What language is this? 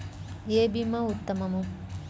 Telugu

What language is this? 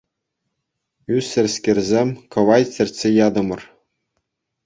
Chuvash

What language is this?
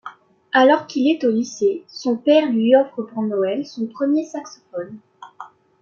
French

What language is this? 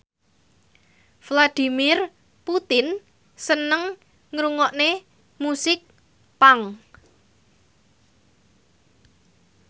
Javanese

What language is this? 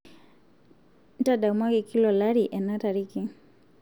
Masai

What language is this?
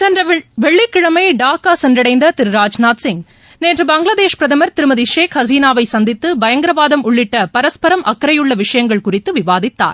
Tamil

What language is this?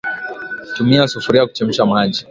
Swahili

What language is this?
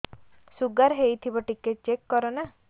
Odia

